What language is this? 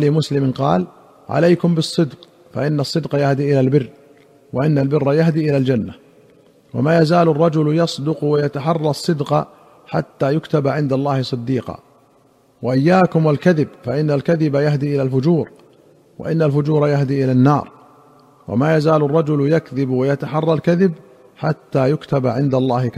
Arabic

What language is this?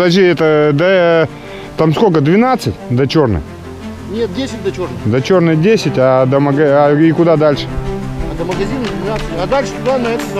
Russian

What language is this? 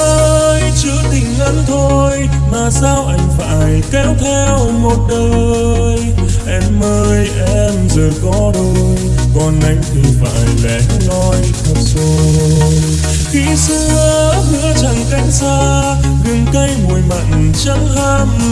Vietnamese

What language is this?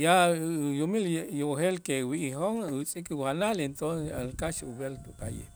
Itzá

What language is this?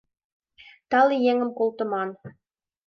Mari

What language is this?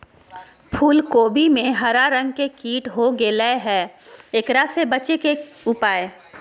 Magahi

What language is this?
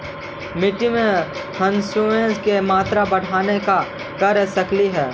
Magahi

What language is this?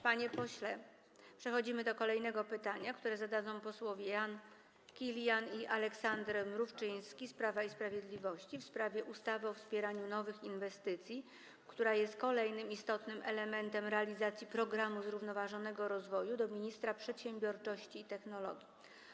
Polish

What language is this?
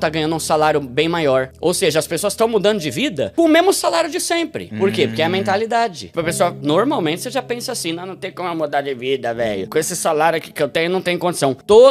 Portuguese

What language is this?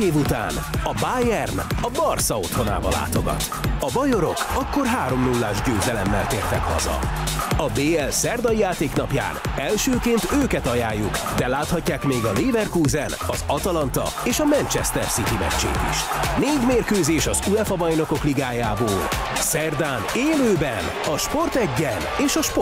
Hungarian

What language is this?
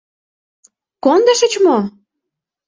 Mari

